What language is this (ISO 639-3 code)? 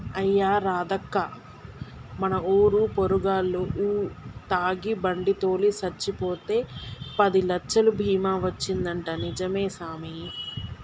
tel